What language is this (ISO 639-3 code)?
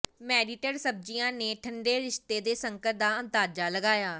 pan